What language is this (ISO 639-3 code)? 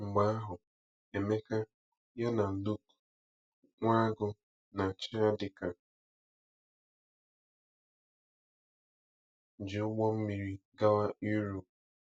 ibo